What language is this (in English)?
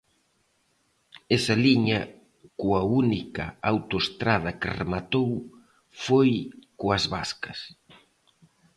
Galician